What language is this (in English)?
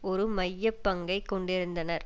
Tamil